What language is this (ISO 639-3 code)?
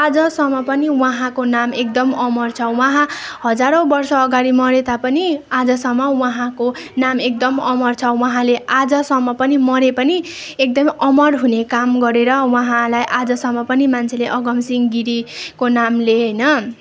nep